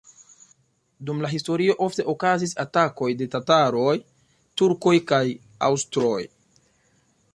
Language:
Esperanto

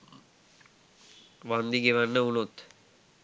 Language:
Sinhala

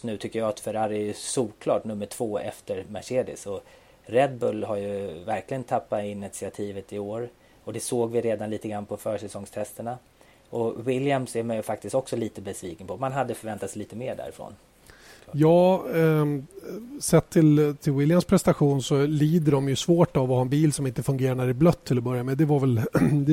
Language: Swedish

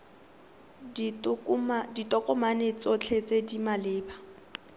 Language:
Tswana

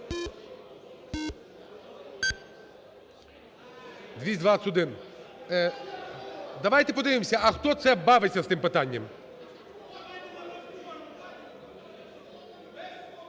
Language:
Ukrainian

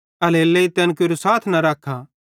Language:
Bhadrawahi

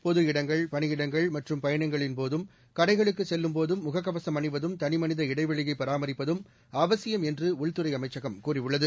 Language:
Tamil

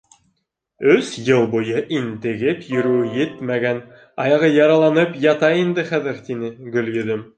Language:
Bashkir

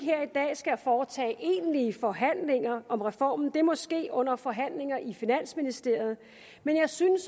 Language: Danish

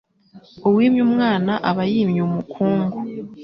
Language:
Kinyarwanda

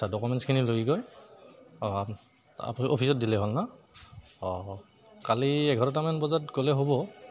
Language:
Assamese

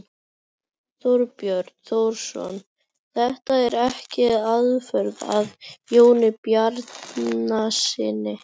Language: Icelandic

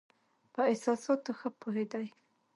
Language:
Pashto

